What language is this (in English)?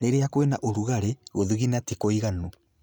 Kikuyu